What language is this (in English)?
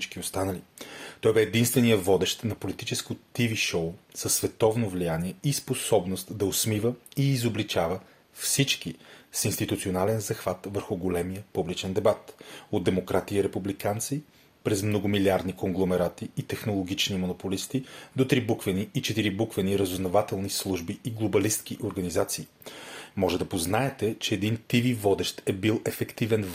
Bulgarian